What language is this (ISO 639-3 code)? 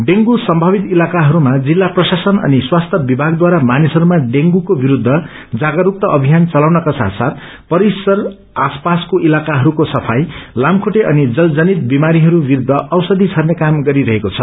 nep